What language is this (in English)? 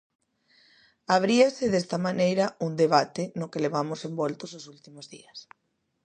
Galician